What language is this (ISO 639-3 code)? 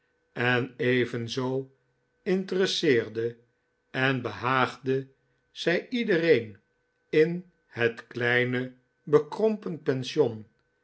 nld